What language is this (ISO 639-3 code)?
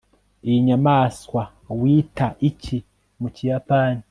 kin